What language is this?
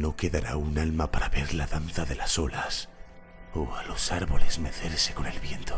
Spanish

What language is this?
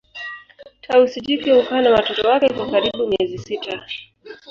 Swahili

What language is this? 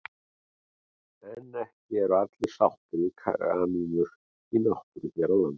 Icelandic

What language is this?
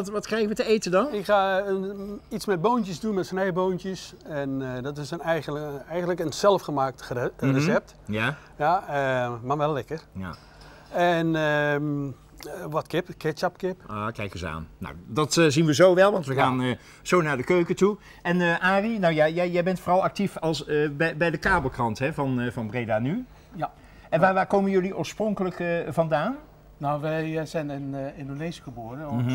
Dutch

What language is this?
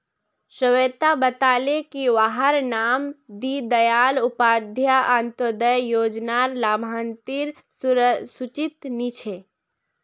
Magahi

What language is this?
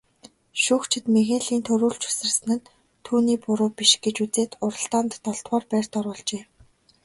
Mongolian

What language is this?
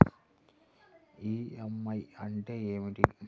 Telugu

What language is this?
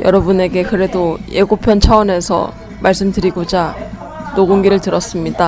Korean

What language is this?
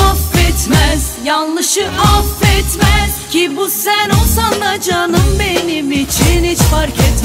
Indonesian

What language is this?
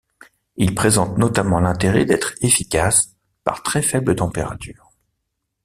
French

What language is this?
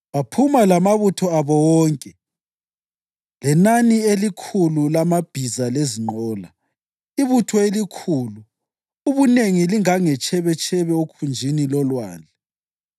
North Ndebele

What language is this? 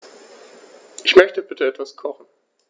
German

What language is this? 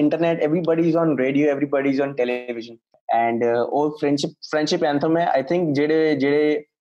Punjabi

